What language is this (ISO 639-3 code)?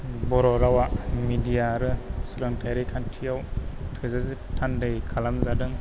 brx